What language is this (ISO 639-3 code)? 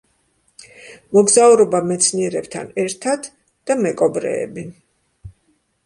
kat